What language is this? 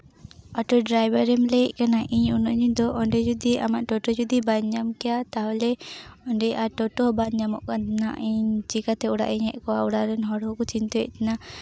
Santali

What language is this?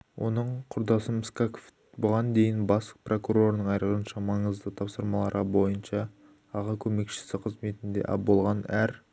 Kazakh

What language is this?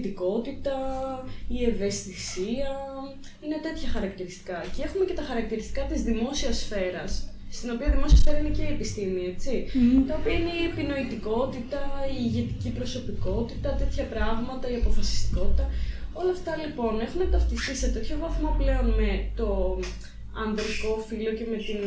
Greek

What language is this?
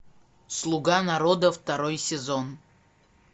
Russian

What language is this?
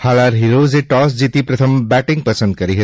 Gujarati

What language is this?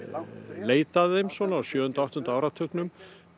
Icelandic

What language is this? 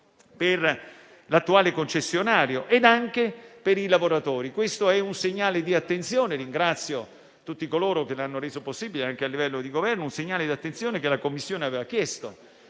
Italian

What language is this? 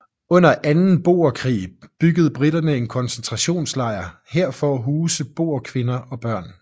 Danish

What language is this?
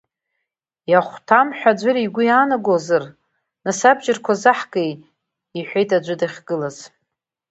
Abkhazian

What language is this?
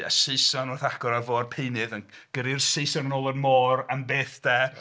Welsh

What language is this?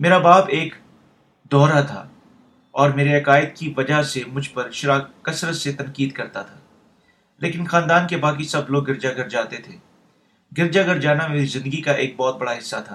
Urdu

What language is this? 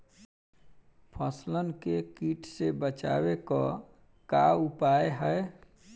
Bhojpuri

